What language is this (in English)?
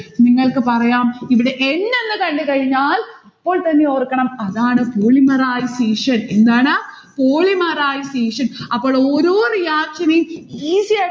Malayalam